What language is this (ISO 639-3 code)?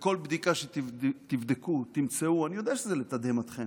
heb